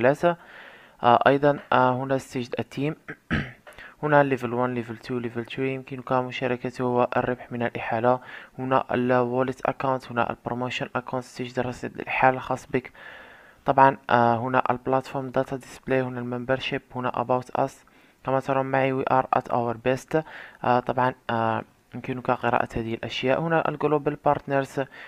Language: Arabic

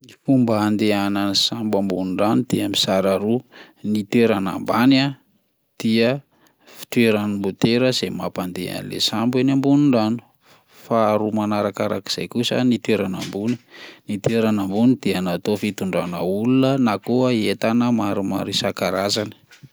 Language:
Malagasy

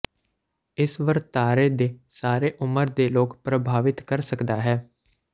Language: Punjabi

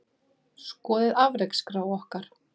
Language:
Icelandic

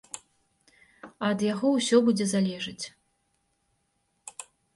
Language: Belarusian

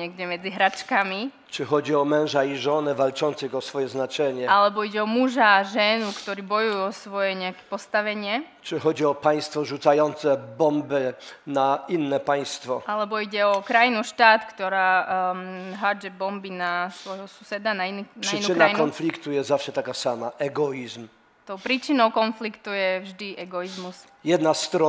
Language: Slovak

